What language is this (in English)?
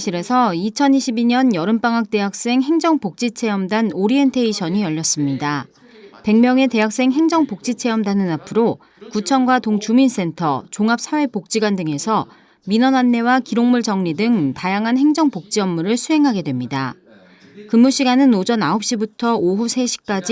Korean